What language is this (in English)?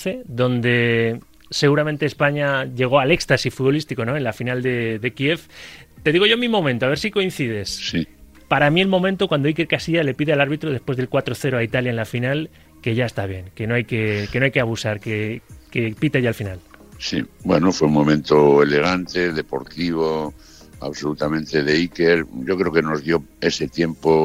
Spanish